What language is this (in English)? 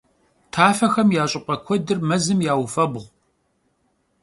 Kabardian